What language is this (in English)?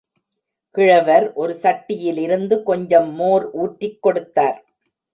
Tamil